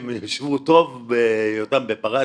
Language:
Hebrew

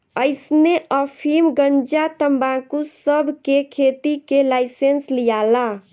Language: Bhojpuri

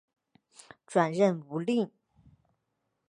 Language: Chinese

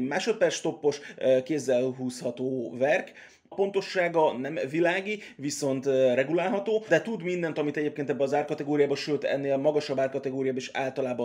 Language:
Hungarian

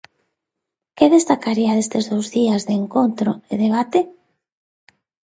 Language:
Galician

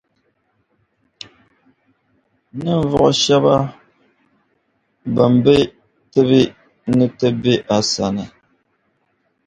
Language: Dagbani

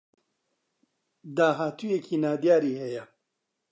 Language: Central Kurdish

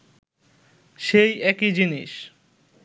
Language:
Bangla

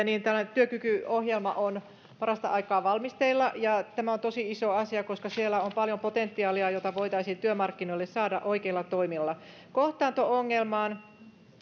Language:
Finnish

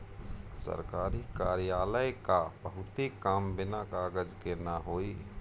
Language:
Bhojpuri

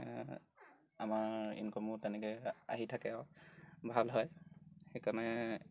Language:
Assamese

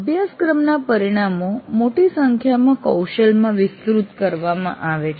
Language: Gujarati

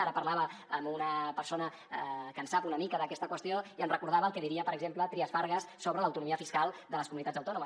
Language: Catalan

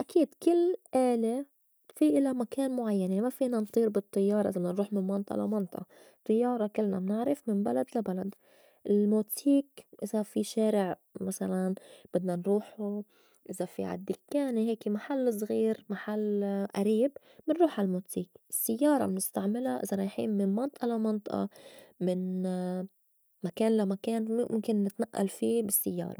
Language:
North Levantine Arabic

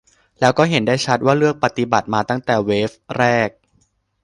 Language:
Thai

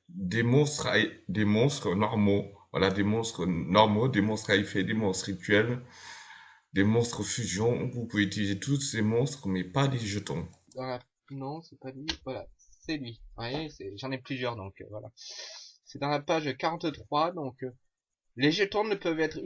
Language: French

